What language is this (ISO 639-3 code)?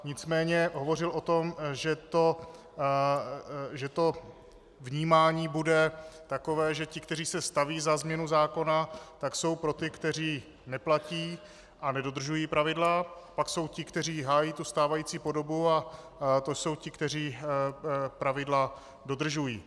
ces